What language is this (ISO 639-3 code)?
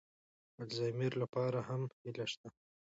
pus